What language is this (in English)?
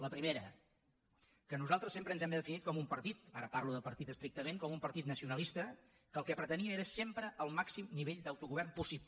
Catalan